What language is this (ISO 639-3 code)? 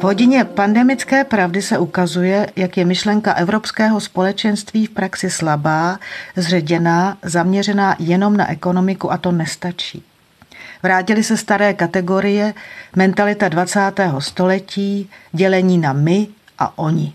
ces